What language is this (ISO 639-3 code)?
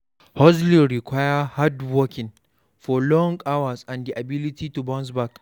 pcm